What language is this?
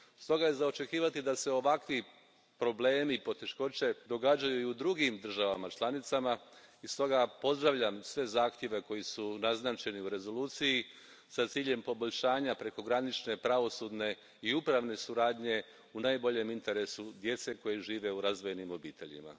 Croatian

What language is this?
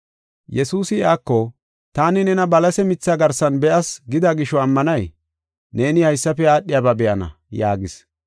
Gofa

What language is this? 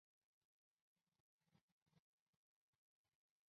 Chinese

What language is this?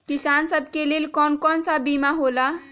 Magahi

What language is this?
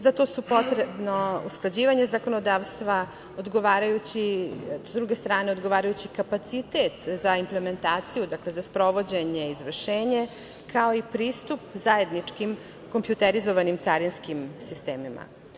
Serbian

